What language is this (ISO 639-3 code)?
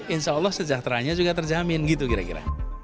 ind